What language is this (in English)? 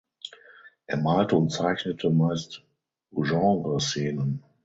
German